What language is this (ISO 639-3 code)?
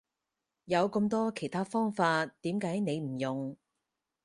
yue